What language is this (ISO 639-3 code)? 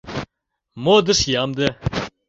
chm